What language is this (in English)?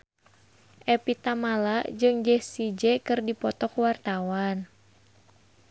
Sundanese